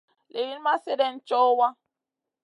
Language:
Masana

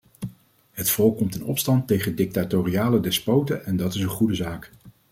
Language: Dutch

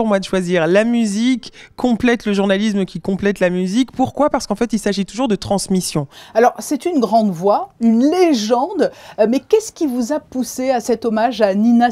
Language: French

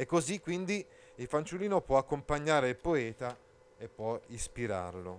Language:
Italian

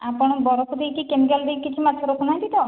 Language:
Odia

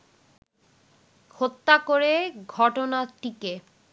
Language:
Bangla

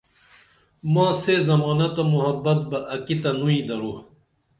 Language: Dameli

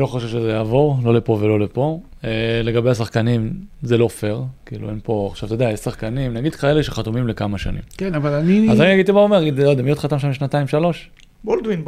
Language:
Hebrew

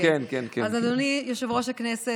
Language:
Hebrew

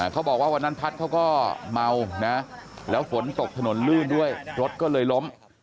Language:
Thai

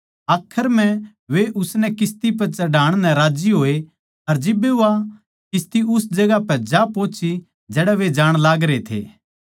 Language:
Haryanvi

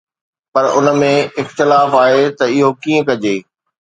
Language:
Sindhi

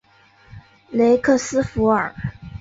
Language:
Chinese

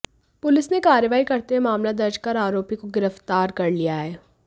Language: Hindi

